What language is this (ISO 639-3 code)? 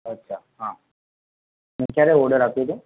guj